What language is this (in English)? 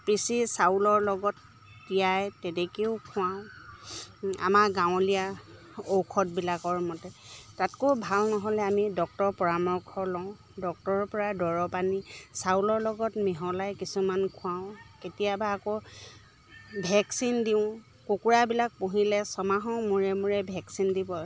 Assamese